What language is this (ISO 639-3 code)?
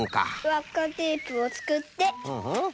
jpn